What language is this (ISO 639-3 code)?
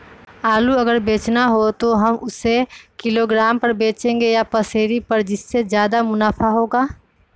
mag